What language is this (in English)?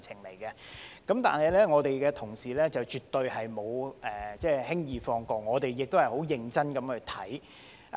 Cantonese